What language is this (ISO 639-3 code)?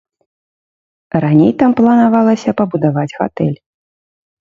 bel